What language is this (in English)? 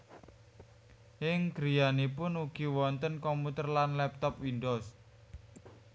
Javanese